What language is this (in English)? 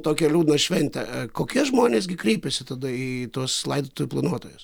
Lithuanian